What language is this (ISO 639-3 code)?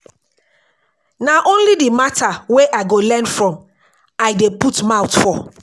pcm